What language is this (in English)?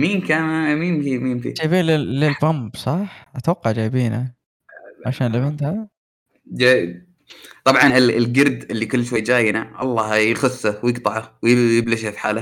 Arabic